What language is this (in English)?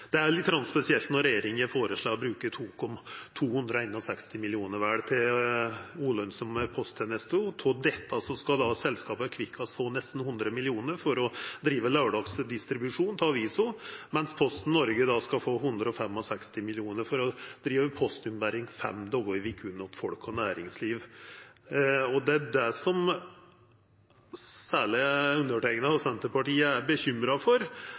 Norwegian Nynorsk